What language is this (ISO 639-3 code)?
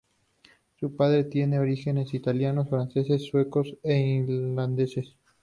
spa